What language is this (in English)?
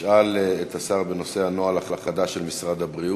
Hebrew